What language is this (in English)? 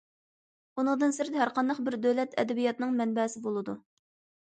Uyghur